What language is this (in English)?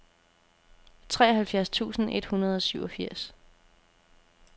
Danish